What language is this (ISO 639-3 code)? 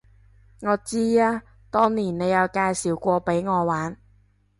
yue